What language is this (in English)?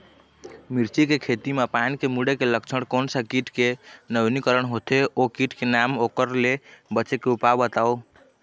Chhattisgarhi